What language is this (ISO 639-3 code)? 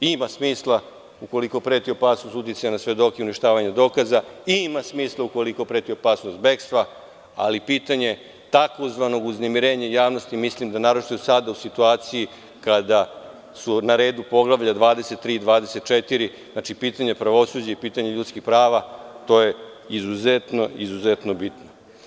srp